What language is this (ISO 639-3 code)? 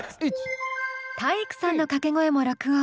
jpn